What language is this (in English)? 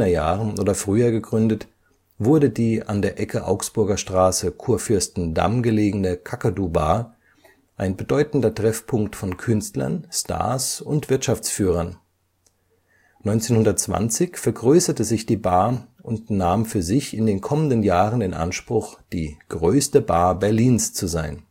German